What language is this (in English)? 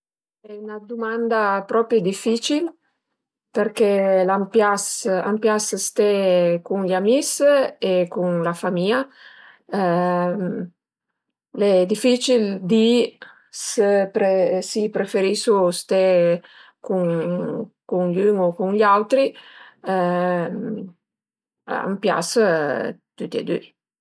Piedmontese